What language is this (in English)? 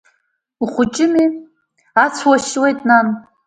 Abkhazian